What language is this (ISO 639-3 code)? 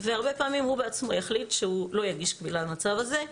heb